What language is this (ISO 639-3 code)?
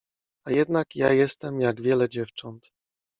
pol